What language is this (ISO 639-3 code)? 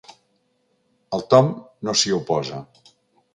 cat